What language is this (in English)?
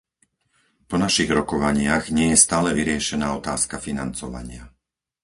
Slovak